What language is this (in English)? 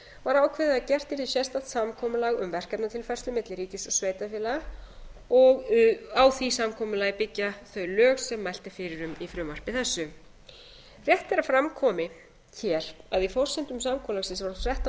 Icelandic